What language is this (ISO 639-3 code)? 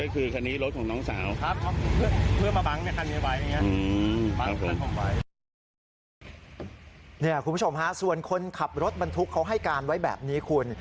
tha